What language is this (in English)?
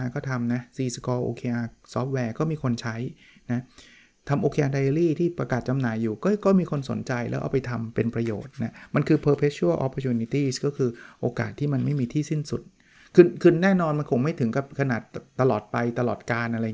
Thai